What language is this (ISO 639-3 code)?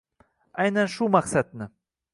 uzb